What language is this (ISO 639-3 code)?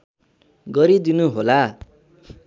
nep